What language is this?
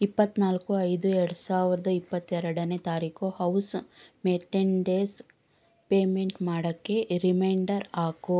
Kannada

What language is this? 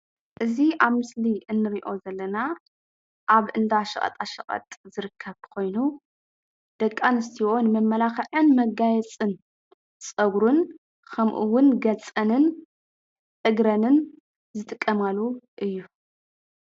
Tigrinya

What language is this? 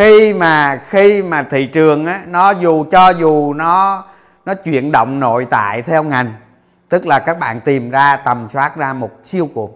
Vietnamese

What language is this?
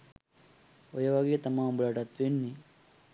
Sinhala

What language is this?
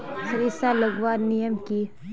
Magahi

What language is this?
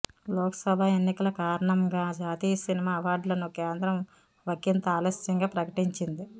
Telugu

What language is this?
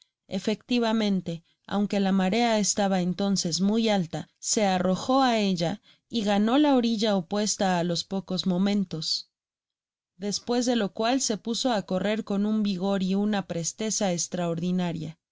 Spanish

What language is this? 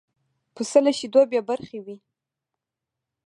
Pashto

